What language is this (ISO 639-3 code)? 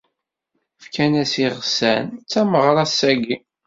kab